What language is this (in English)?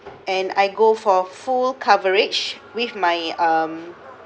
English